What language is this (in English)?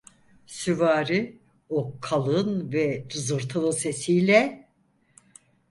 Turkish